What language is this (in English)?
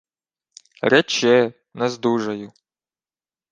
Ukrainian